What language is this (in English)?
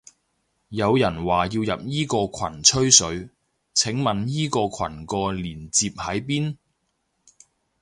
Cantonese